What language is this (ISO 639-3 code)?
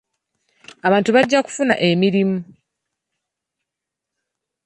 lug